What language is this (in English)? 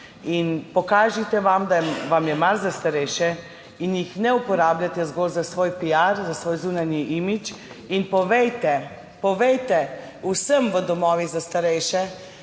Slovenian